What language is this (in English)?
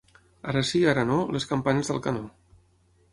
Catalan